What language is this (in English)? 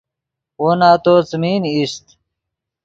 Yidgha